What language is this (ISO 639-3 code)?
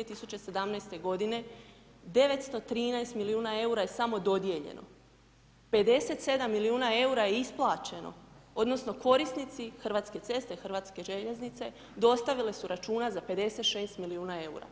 hrv